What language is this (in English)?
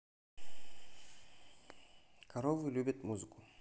Russian